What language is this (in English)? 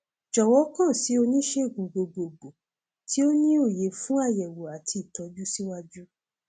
Yoruba